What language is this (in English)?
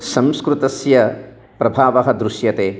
Sanskrit